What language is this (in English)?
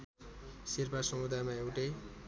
Nepali